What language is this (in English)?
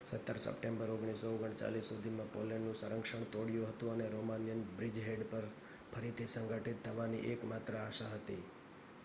Gujarati